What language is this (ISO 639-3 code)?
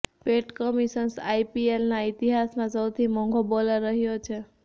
guj